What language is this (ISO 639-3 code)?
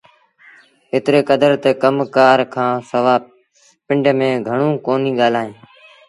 sbn